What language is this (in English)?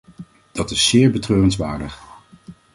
Dutch